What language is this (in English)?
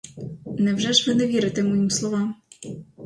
Ukrainian